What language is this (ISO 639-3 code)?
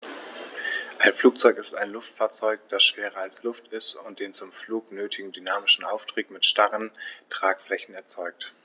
deu